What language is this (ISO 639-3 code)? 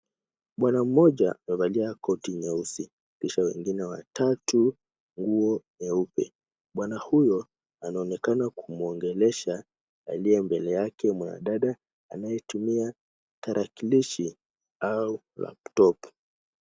swa